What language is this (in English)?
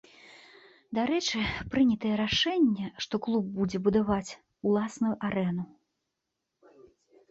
Belarusian